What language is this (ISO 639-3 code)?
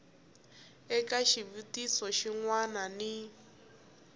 tso